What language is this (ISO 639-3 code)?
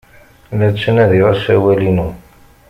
kab